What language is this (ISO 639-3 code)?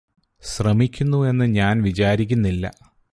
mal